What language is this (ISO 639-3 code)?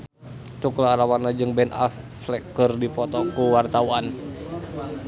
sun